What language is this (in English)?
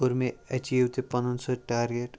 Kashmiri